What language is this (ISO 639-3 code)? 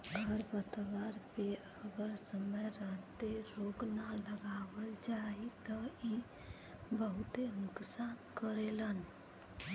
bho